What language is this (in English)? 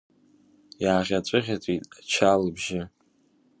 Abkhazian